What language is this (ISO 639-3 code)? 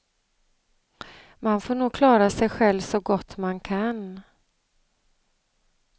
swe